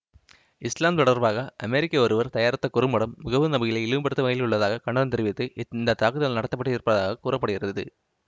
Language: Tamil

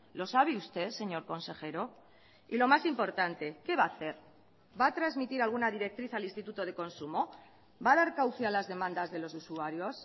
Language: Spanish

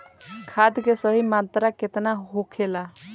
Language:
Bhojpuri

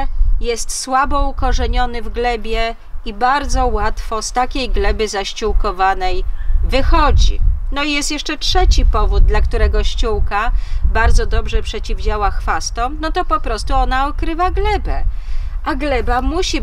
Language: Polish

